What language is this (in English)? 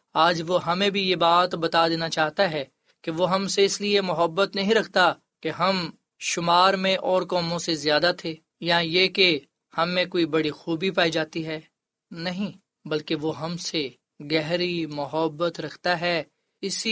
Urdu